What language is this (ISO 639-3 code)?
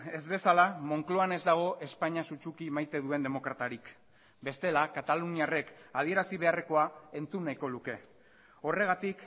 eus